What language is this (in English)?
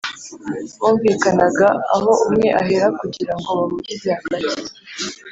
Kinyarwanda